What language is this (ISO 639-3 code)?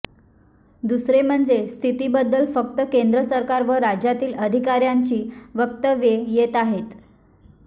mar